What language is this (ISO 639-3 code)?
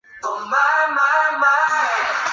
zho